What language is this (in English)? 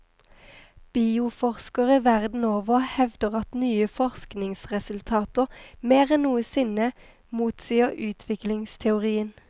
Norwegian